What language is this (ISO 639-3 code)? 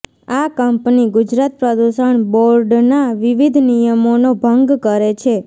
guj